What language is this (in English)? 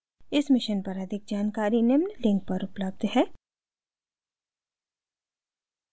Hindi